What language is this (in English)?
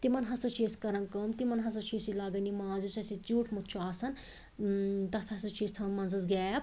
Kashmiri